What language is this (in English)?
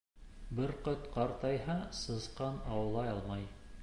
Bashkir